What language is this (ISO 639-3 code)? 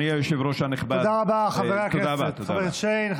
heb